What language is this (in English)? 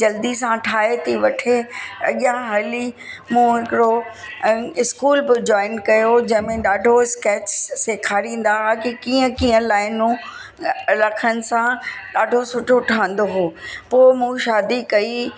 Sindhi